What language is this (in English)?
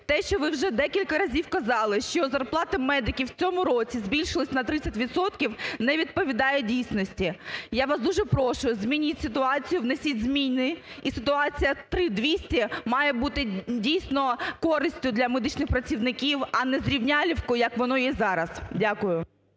Ukrainian